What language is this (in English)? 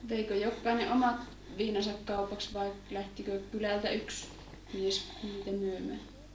Finnish